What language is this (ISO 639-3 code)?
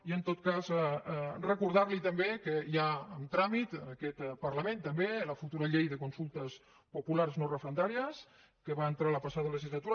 cat